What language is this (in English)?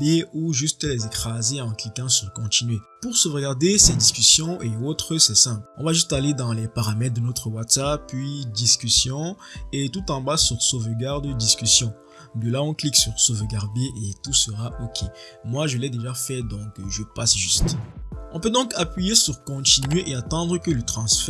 French